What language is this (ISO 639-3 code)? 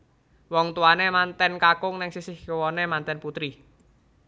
jav